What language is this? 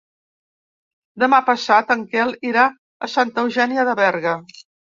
Catalan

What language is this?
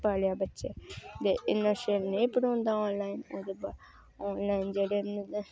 Dogri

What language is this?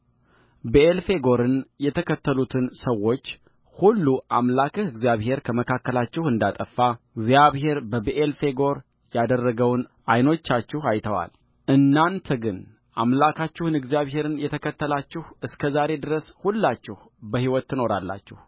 Amharic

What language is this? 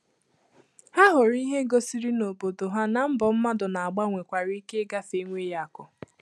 Igbo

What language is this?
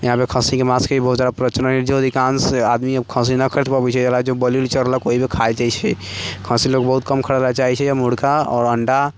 Maithili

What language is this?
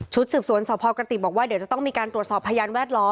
Thai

